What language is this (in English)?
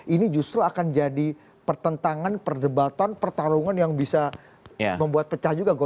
Indonesian